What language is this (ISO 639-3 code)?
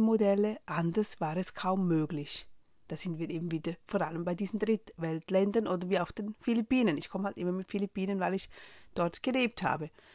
deu